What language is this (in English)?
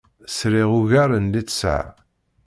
Kabyle